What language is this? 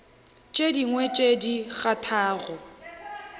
Northern Sotho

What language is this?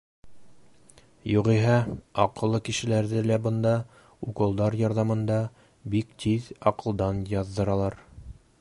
Bashkir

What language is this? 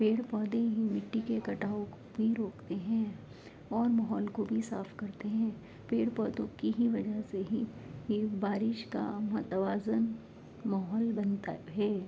Urdu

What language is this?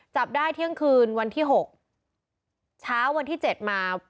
Thai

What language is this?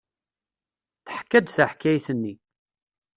Kabyle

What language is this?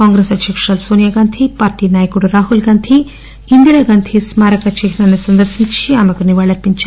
Telugu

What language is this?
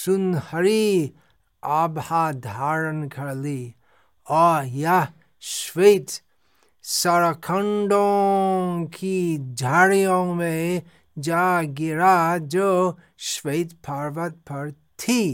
Hindi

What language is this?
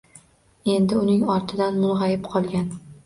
Uzbek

